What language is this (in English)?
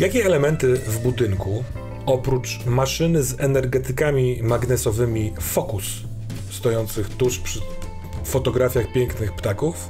Polish